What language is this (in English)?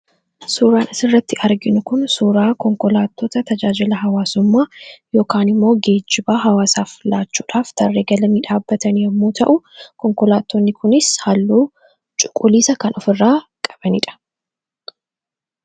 Oromo